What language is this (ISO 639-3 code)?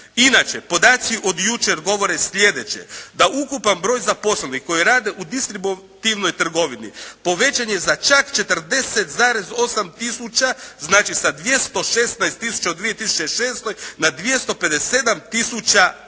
hrv